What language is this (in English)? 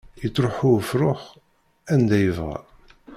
Kabyle